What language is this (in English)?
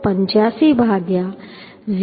Gujarati